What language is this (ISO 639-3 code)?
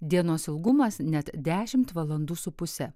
lit